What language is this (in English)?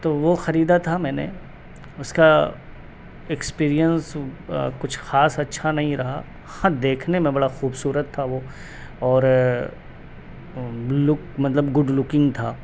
Urdu